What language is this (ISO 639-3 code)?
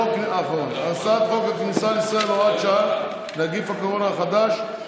heb